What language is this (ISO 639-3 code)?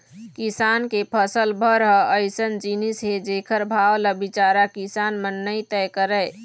hne